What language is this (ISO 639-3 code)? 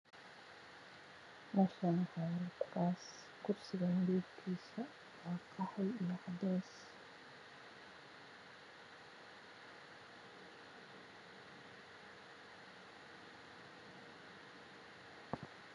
som